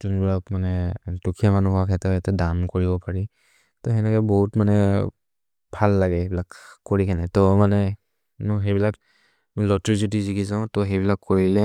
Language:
Maria (India)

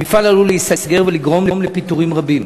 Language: Hebrew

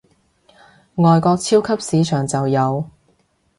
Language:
Cantonese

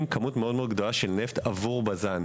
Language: Hebrew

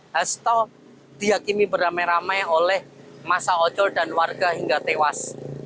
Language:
Indonesian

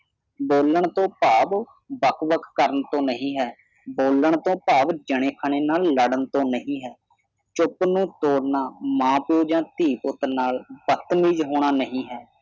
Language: Punjabi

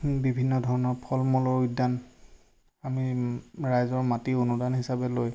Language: Assamese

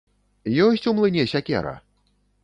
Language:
Belarusian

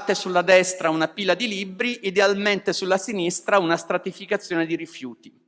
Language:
Italian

